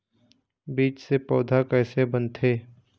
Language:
Chhattisgarhi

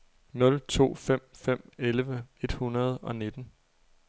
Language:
Danish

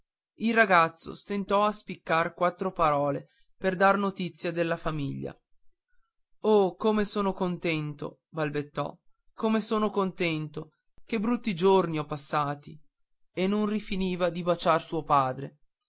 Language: Italian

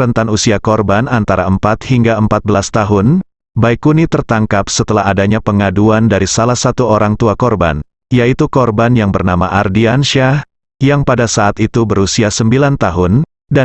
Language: Indonesian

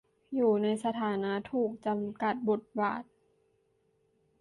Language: Thai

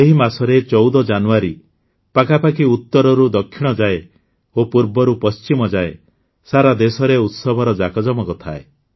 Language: Odia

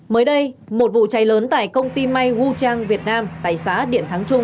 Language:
Vietnamese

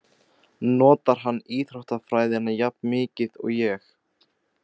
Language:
Icelandic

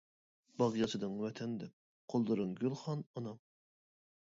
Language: Uyghur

